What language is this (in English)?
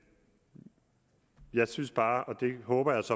Danish